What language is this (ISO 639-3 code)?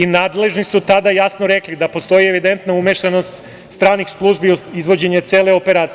srp